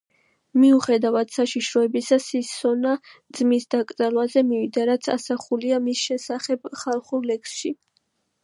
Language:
Georgian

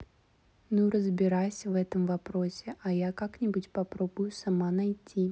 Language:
Russian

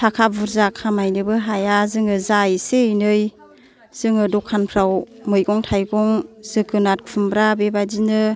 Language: Bodo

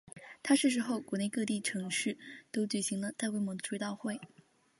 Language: Chinese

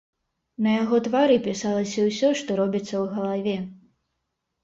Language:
Belarusian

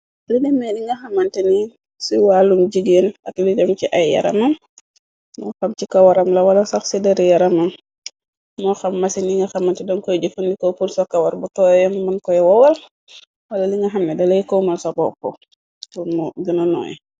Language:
Wolof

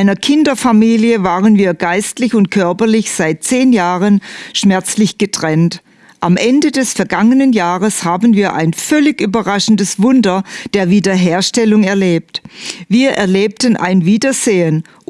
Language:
German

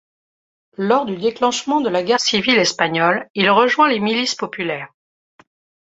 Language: French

